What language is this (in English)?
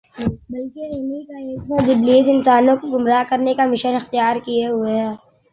Urdu